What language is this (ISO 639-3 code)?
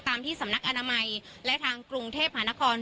tha